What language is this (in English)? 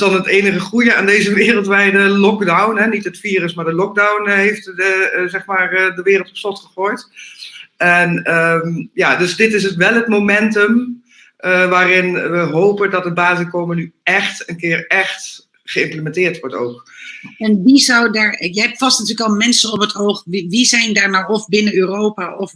Dutch